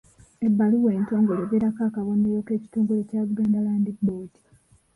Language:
Ganda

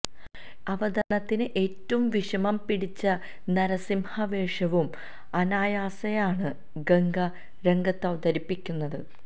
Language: Malayalam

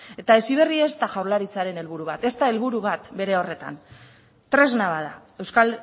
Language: Basque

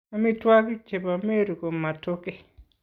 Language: Kalenjin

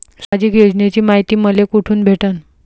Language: Marathi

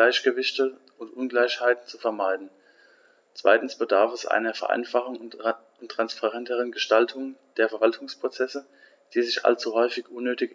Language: German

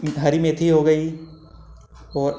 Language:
Hindi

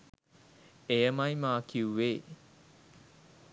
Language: Sinhala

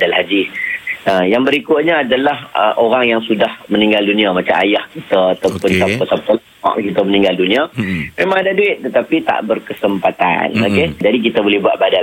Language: Malay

